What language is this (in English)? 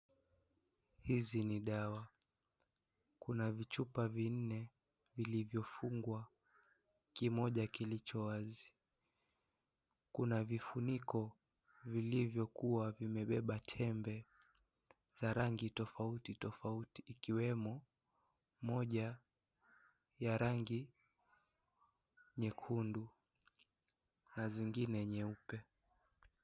Swahili